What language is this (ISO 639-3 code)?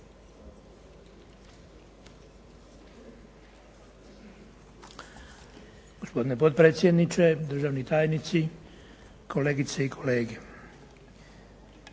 hrv